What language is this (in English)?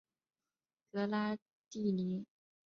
Chinese